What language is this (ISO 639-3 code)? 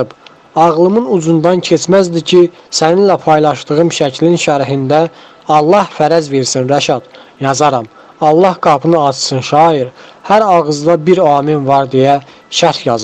tur